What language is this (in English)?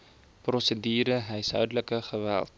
Afrikaans